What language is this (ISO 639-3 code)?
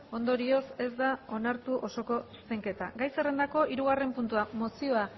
eus